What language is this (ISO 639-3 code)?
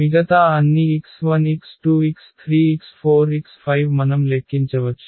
tel